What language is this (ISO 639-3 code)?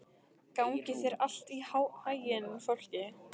isl